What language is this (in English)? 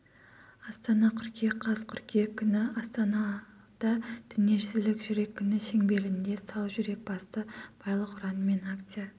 Kazakh